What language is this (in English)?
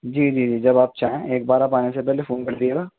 Urdu